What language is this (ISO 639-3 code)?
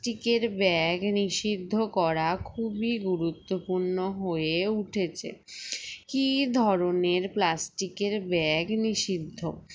ben